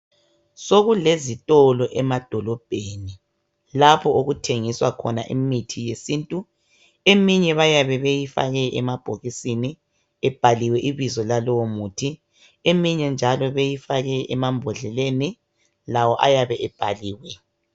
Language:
North Ndebele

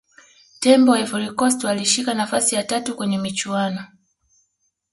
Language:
Swahili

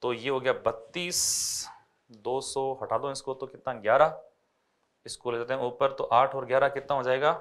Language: Hindi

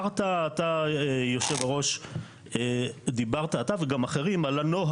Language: Hebrew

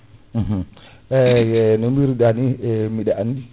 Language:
Fula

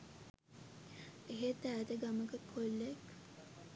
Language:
Sinhala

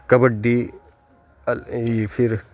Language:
Urdu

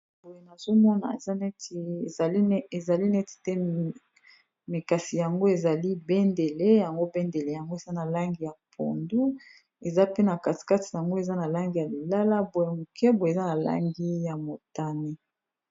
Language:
Lingala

